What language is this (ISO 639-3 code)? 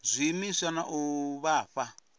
ven